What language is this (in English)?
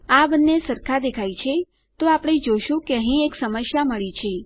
Gujarati